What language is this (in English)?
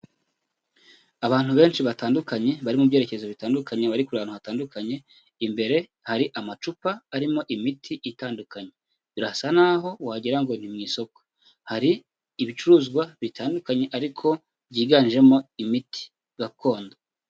Kinyarwanda